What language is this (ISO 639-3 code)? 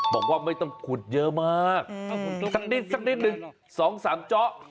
tha